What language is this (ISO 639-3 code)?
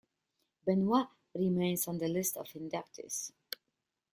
eng